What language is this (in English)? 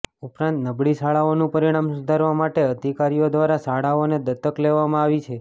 Gujarati